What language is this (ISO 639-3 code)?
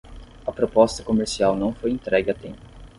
por